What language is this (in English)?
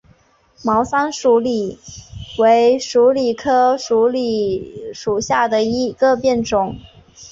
Chinese